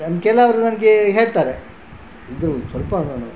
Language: Kannada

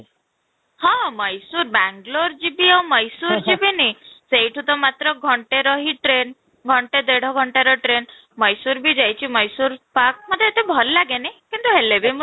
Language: Odia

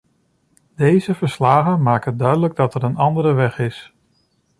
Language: Dutch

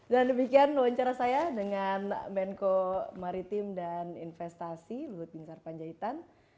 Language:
Indonesian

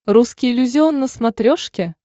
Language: Russian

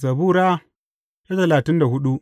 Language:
Hausa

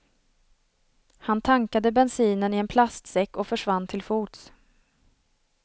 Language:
Swedish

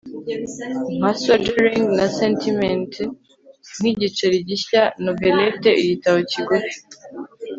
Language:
Kinyarwanda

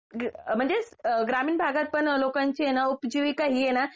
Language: Marathi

